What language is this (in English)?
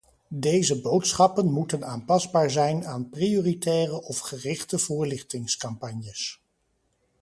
Dutch